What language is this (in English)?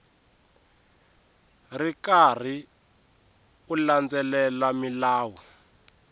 Tsonga